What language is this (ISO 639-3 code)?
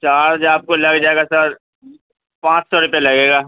urd